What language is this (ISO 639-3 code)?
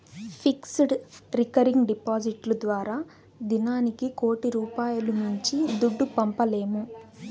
tel